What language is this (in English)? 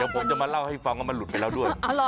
Thai